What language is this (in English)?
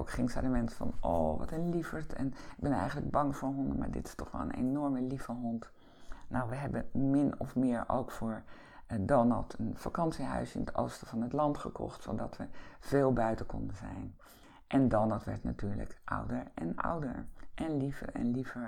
Dutch